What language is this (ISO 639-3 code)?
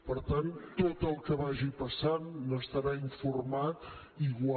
cat